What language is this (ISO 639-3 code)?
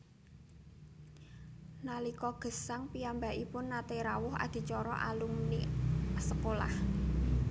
jav